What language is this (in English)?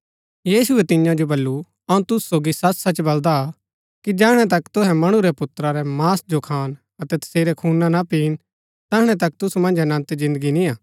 Gaddi